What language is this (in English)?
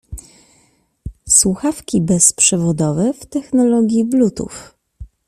Polish